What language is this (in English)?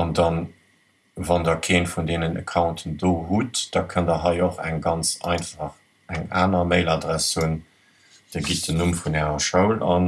German